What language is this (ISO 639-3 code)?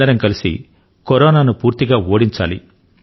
tel